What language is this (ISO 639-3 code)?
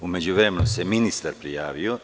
srp